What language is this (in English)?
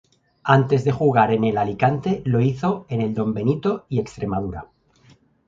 Spanish